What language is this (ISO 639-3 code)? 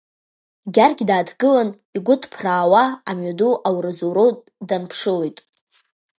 abk